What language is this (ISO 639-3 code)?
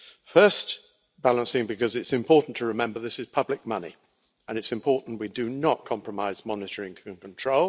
eng